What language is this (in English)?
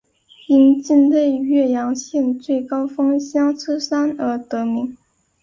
Chinese